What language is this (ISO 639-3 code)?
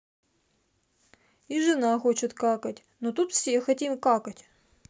rus